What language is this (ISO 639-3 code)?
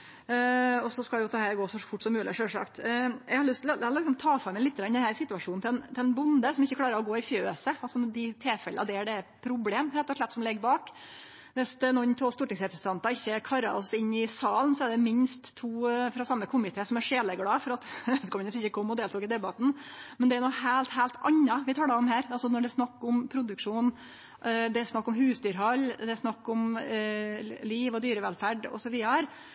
nno